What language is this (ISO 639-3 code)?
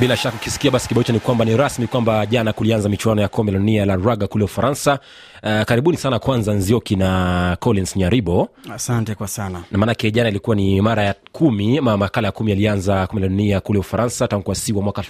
swa